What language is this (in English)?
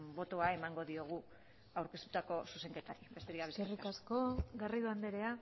Basque